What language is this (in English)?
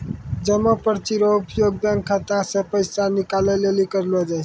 Maithili